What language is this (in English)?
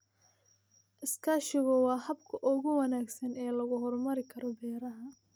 Somali